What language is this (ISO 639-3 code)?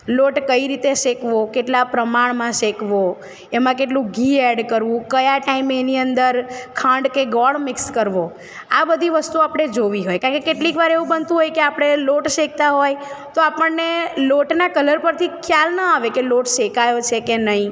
guj